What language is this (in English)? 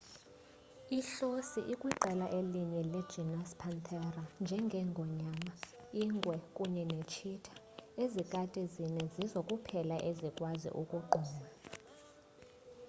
Xhosa